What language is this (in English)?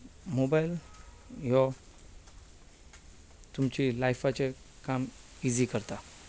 Konkani